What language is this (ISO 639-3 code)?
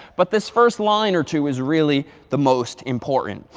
eng